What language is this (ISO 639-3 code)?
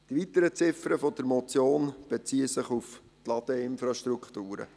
gsw